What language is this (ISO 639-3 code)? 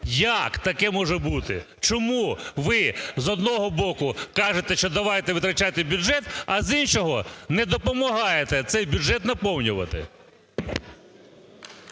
ukr